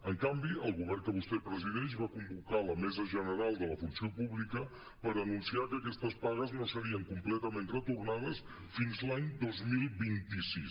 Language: Catalan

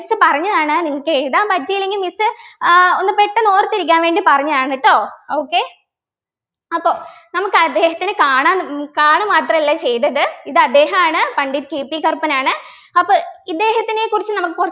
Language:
Malayalam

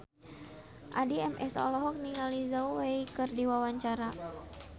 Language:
Sundanese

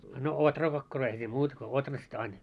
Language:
Finnish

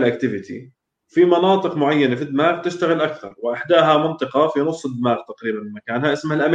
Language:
Arabic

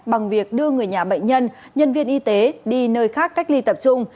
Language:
Vietnamese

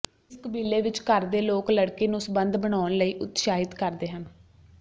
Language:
Punjabi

